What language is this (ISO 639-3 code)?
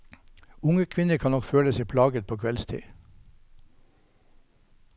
nor